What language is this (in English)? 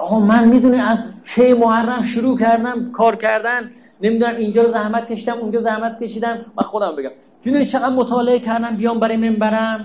Persian